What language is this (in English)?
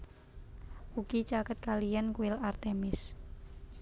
Javanese